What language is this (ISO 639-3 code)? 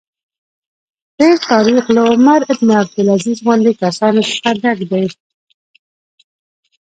pus